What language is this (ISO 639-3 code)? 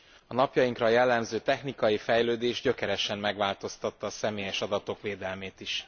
hun